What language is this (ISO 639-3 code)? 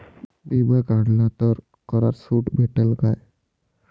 mar